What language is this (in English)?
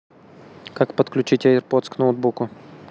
Russian